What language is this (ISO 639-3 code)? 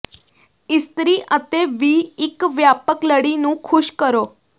pan